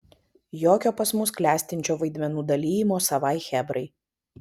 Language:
Lithuanian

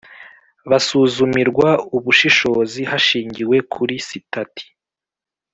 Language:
Kinyarwanda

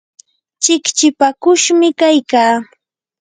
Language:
Yanahuanca Pasco Quechua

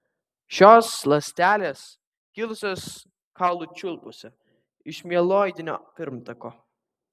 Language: Lithuanian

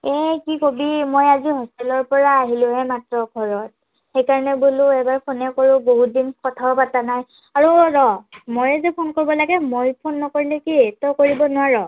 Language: Assamese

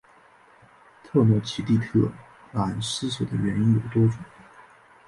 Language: Chinese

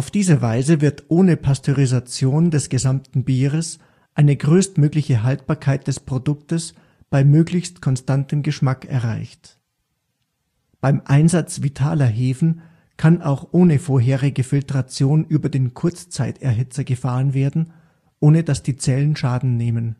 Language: German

